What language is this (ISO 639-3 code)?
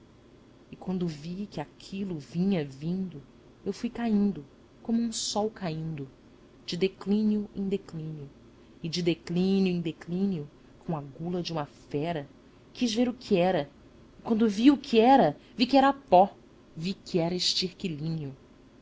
por